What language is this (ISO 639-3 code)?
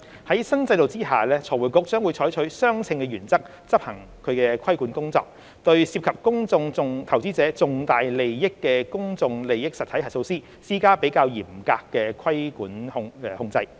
yue